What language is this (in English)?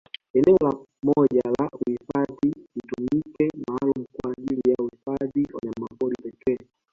Swahili